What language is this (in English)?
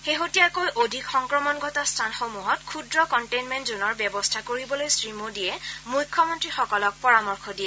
Assamese